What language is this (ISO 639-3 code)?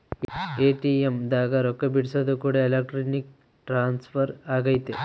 kan